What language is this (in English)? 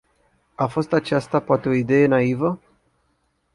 Romanian